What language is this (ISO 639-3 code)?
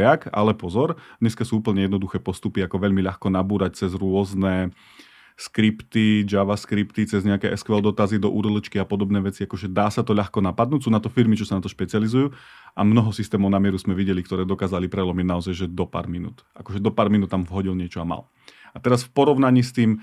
slk